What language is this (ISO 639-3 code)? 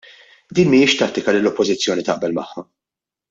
mlt